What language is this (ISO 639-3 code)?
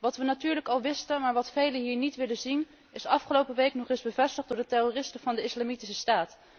nld